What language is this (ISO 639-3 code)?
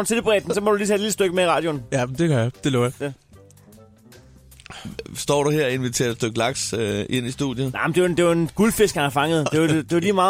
dan